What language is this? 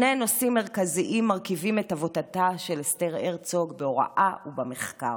Hebrew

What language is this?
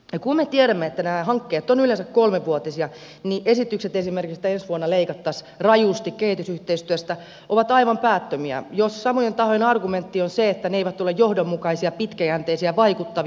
Finnish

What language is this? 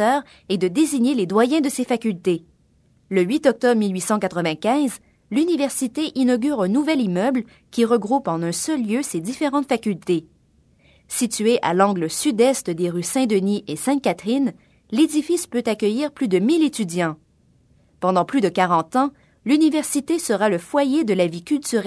French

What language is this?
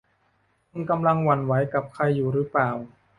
Thai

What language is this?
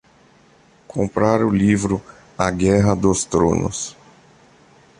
Portuguese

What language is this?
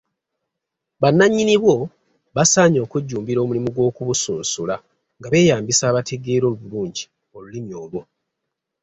Ganda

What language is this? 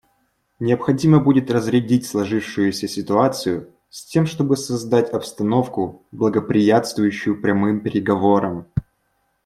Russian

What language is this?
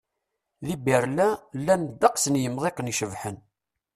Kabyle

